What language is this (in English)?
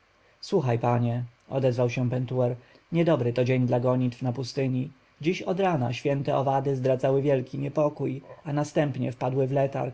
Polish